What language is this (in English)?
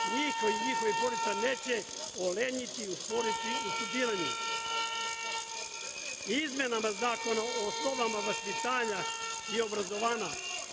Serbian